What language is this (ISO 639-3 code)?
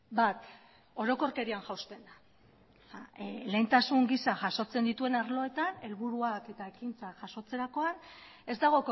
eus